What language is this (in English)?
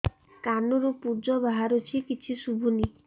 Odia